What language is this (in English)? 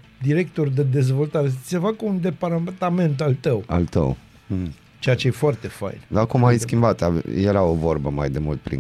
Romanian